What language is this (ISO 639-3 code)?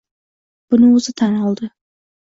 uzb